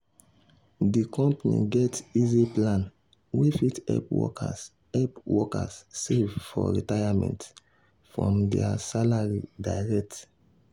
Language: Nigerian Pidgin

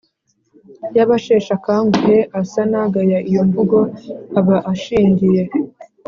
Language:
Kinyarwanda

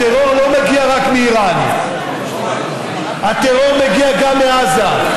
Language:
Hebrew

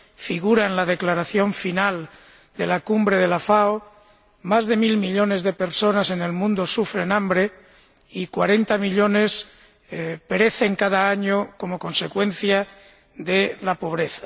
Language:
Spanish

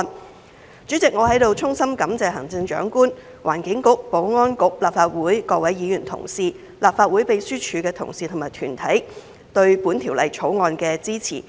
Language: Cantonese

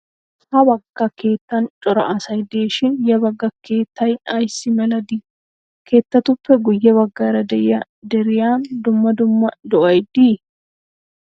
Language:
Wolaytta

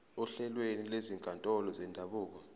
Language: Zulu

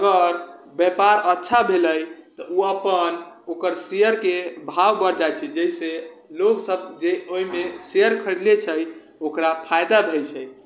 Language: Maithili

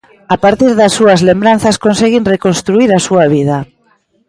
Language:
Galician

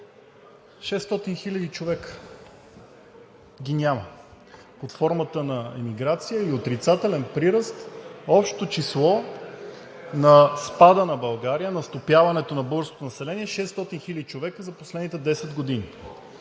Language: Bulgarian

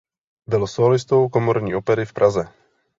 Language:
Czech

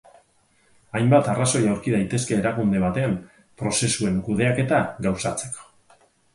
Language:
Basque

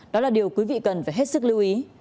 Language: Vietnamese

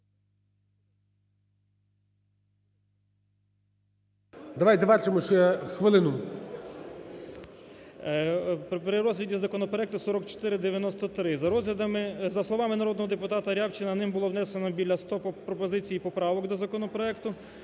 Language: Ukrainian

